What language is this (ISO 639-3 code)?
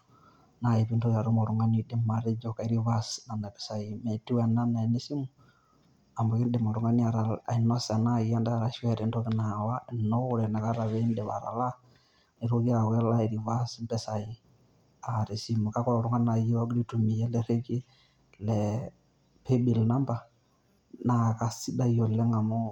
mas